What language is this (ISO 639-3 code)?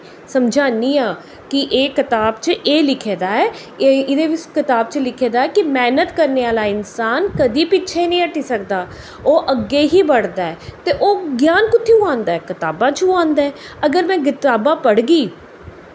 doi